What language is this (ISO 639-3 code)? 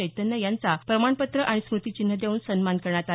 mar